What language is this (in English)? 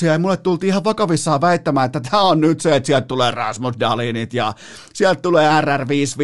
Finnish